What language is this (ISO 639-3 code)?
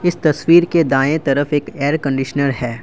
hin